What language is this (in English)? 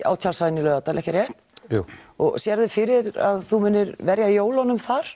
Icelandic